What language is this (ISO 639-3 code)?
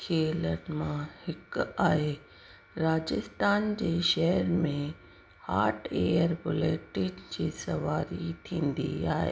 snd